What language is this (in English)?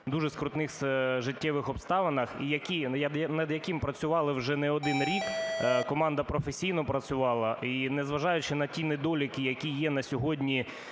Ukrainian